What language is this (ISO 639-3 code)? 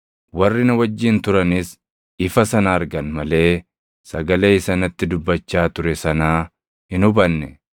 orm